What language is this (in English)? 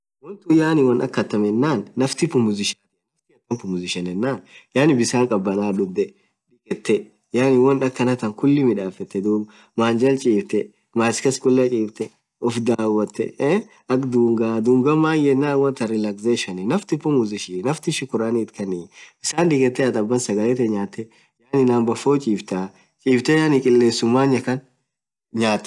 Orma